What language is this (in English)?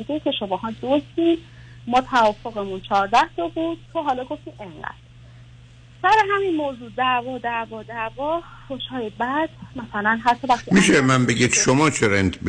Persian